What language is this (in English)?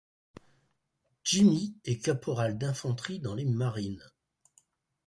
French